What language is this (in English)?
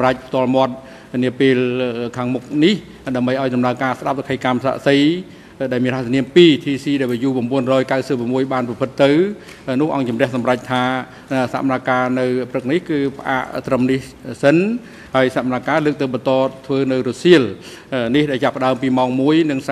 Thai